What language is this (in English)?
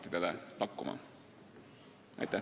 Estonian